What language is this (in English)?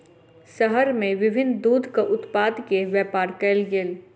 Maithili